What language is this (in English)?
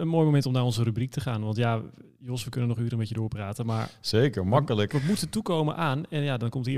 Dutch